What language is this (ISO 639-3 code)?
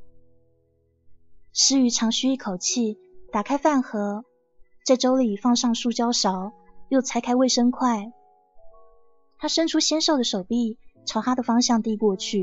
zho